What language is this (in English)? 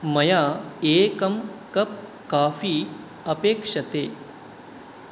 Sanskrit